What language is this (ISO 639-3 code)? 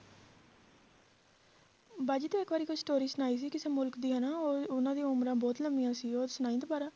pan